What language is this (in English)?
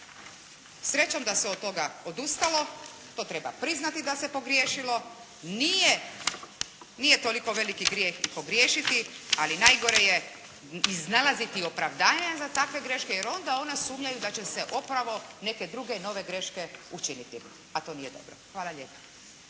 Croatian